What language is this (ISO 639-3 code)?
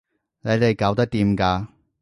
yue